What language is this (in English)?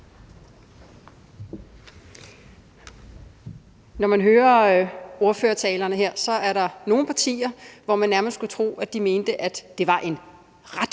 Danish